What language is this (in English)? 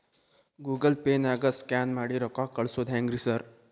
Kannada